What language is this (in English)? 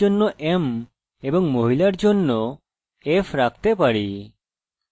Bangla